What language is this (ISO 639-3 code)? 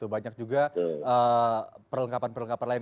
ind